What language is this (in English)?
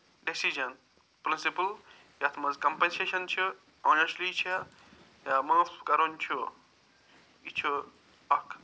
Kashmiri